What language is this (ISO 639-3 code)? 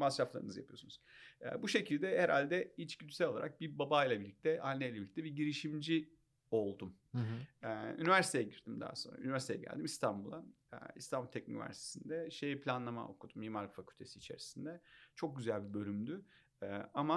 tur